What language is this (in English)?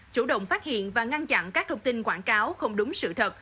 Vietnamese